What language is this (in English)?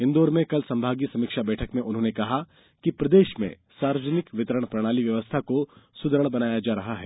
Hindi